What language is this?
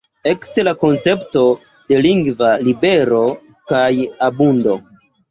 Esperanto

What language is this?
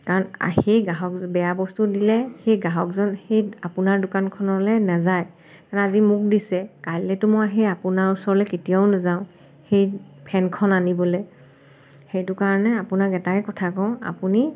Assamese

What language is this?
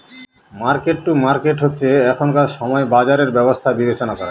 Bangla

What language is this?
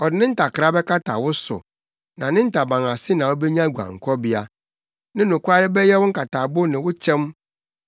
Akan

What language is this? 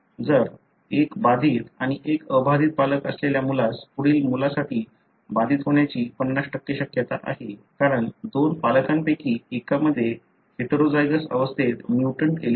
Marathi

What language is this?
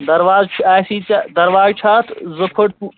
Kashmiri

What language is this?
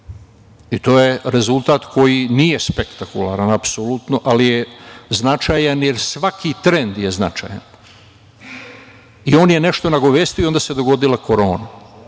Serbian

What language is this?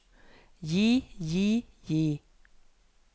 Norwegian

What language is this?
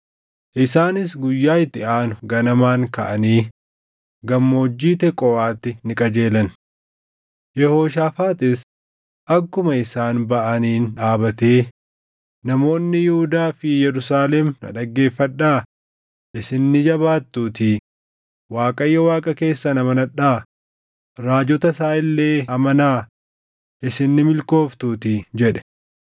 Oromo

